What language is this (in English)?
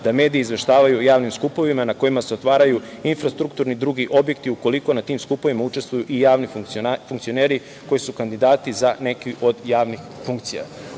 Serbian